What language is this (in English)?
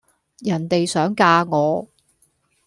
Cantonese